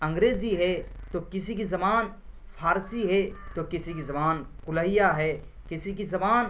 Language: Urdu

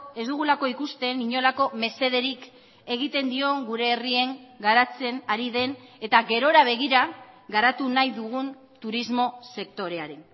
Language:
Basque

